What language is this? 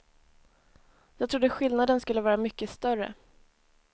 Swedish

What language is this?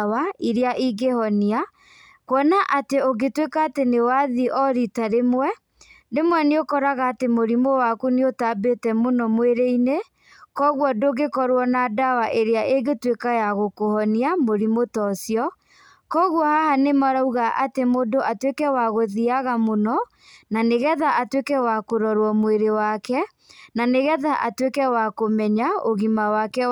Kikuyu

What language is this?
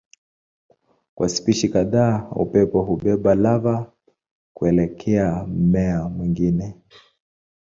Swahili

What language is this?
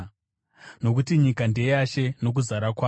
Shona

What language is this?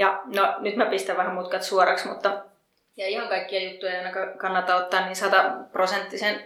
Finnish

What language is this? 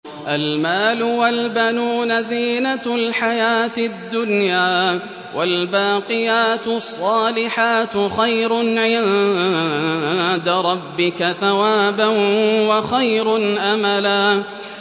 Arabic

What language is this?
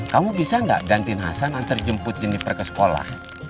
Indonesian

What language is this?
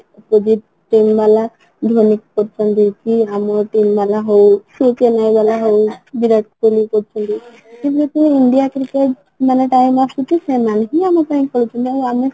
Odia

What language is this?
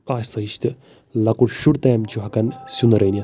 Kashmiri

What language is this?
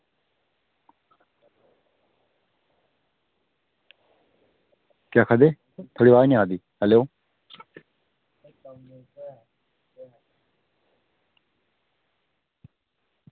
Dogri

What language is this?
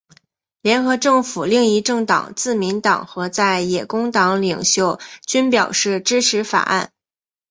Chinese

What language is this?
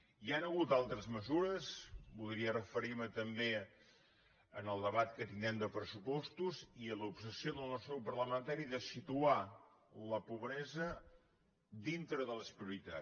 Catalan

